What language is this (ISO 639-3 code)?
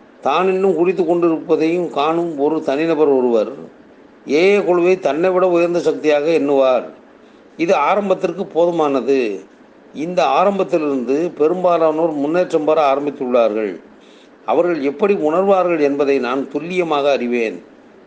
tam